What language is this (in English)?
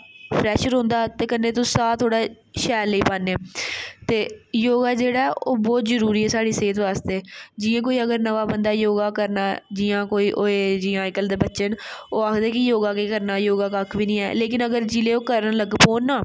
Dogri